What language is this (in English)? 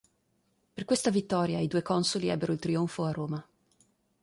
Italian